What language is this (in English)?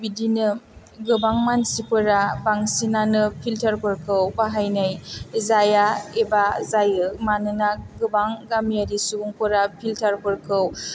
Bodo